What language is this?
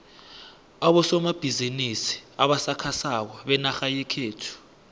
South Ndebele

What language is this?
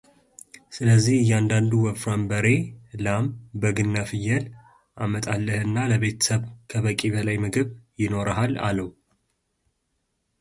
Amharic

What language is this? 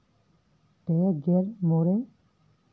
Santali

